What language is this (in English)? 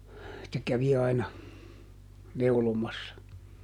Finnish